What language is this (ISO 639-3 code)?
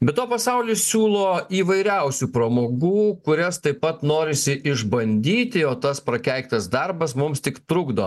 lit